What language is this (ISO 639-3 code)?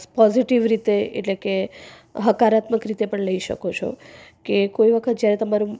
guj